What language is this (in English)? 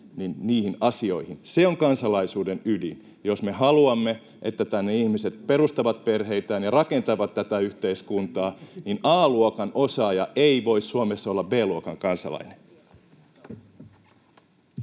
Finnish